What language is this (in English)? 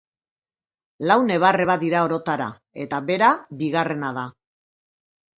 Basque